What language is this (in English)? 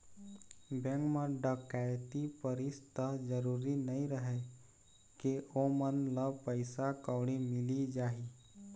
Chhattisgarhi